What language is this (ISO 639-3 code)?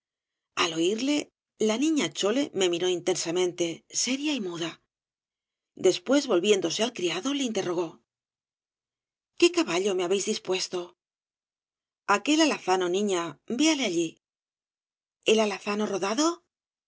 spa